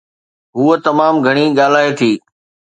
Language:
Sindhi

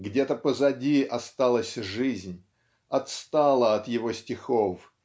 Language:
Russian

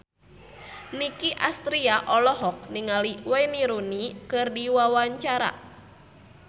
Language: Sundanese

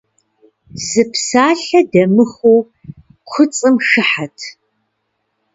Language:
Kabardian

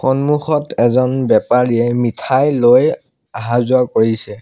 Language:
Assamese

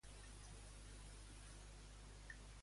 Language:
Catalan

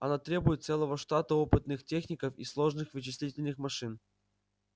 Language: Russian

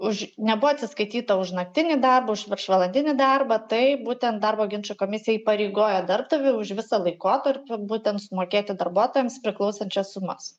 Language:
Lithuanian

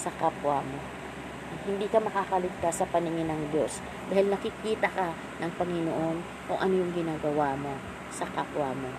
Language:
Filipino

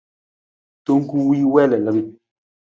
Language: Nawdm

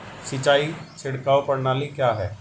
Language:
Hindi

